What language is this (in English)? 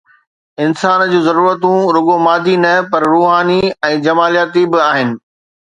Sindhi